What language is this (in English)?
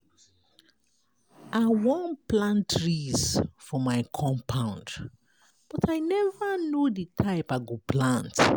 Nigerian Pidgin